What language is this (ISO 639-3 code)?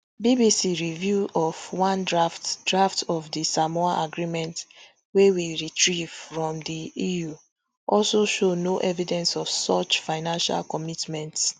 pcm